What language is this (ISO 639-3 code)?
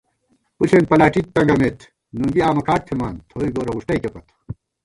gwt